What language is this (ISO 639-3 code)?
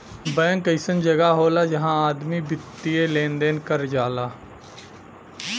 bho